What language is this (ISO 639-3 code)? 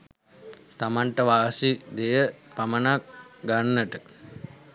sin